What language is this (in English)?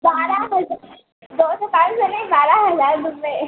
Hindi